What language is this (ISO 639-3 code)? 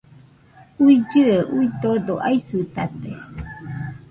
hux